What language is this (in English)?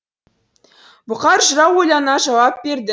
Kazakh